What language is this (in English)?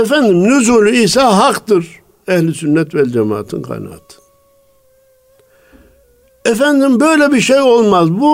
Turkish